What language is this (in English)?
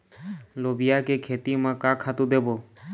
Chhattisgarhi